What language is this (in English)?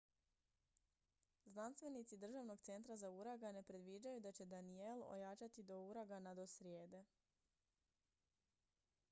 Croatian